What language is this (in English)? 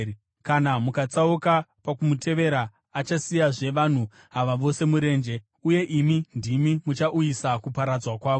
Shona